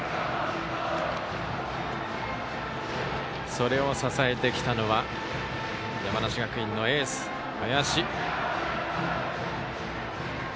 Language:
Japanese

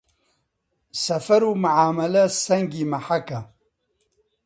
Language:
Central Kurdish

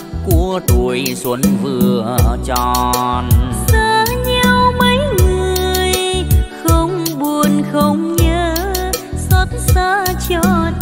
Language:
Vietnamese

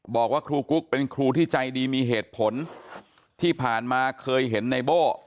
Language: Thai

